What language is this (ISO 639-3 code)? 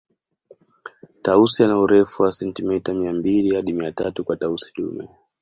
swa